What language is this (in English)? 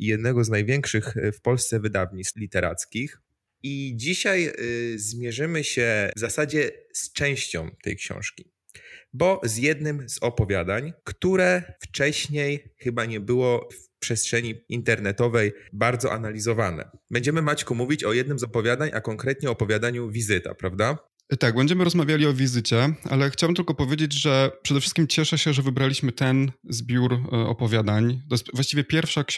Polish